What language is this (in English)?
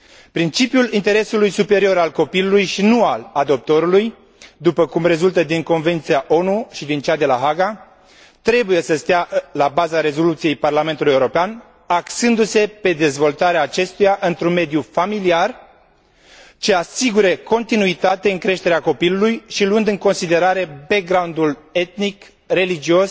Romanian